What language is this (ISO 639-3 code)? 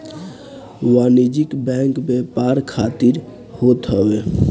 bho